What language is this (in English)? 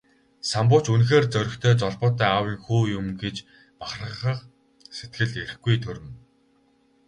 Mongolian